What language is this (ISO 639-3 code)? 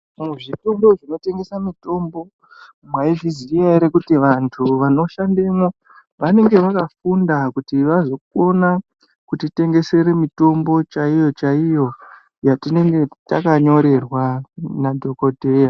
ndc